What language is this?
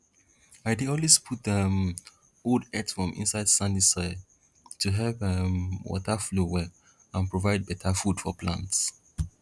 Nigerian Pidgin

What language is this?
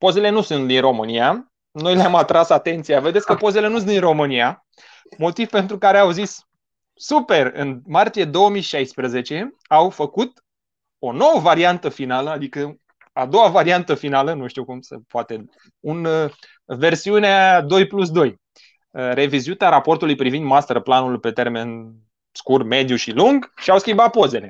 Romanian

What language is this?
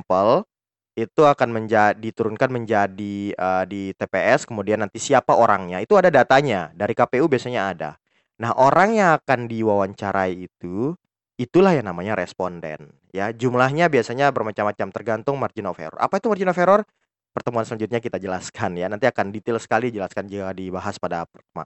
Indonesian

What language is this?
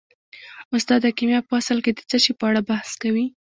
Pashto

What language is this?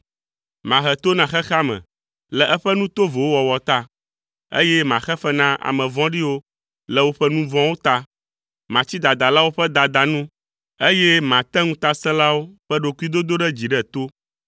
Ewe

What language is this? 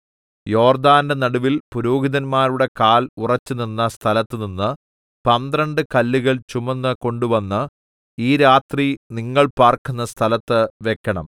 Malayalam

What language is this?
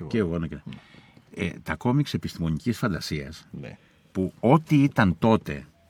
Greek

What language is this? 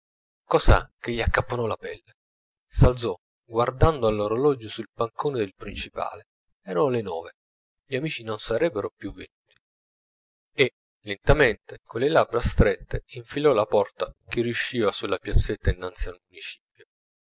Italian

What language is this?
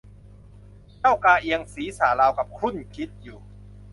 Thai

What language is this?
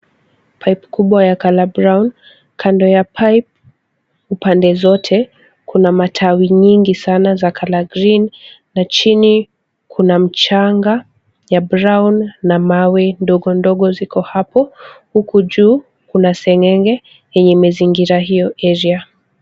Swahili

